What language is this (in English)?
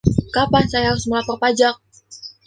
Indonesian